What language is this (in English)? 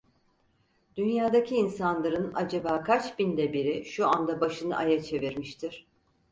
Turkish